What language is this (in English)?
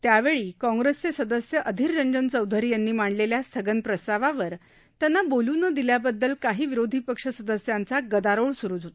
Marathi